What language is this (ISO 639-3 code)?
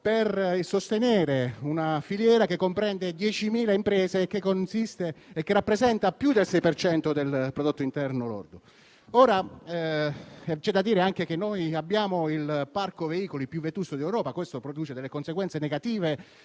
ita